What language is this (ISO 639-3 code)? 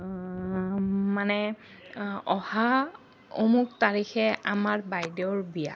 asm